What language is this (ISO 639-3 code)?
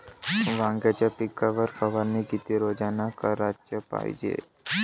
mar